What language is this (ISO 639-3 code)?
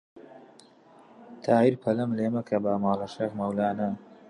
ckb